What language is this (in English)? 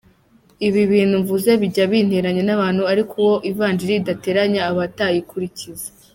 Kinyarwanda